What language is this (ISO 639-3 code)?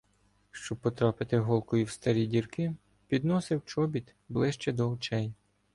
ukr